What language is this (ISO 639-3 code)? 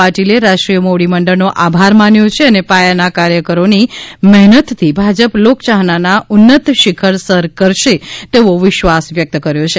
guj